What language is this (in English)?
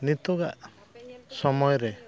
Santali